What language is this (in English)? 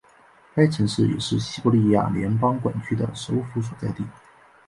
Chinese